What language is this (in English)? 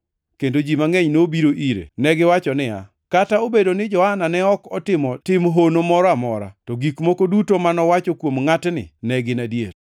Luo (Kenya and Tanzania)